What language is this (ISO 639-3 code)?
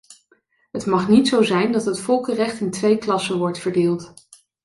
nld